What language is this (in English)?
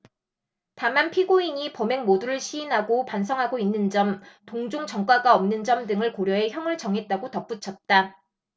Korean